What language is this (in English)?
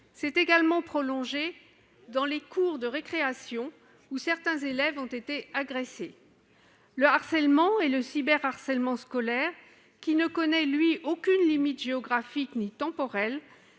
French